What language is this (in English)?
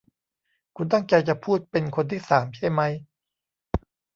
Thai